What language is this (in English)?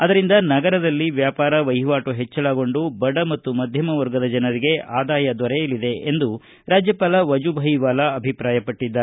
Kannada